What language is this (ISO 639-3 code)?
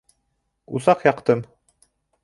bak